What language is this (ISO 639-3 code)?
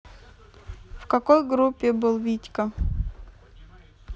rus